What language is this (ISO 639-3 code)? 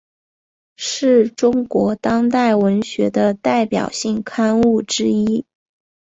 zho